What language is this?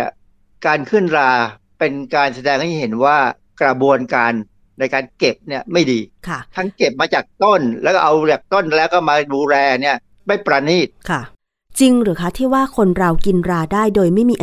Thai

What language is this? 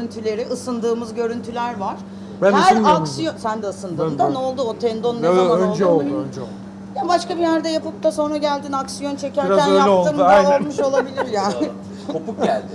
Turkish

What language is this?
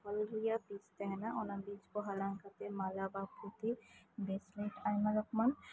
Santali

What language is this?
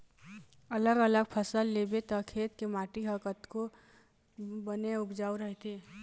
Chhattisgarhi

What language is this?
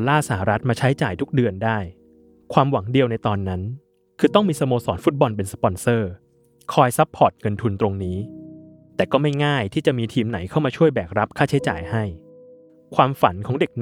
Thai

